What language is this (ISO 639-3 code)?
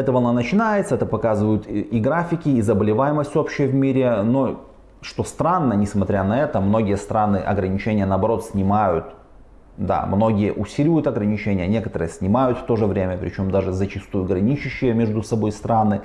rus